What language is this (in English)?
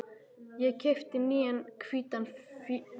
Icelandic